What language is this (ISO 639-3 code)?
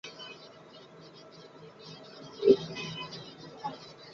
spa